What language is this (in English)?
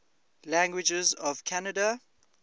English